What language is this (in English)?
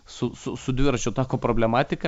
Lithuanian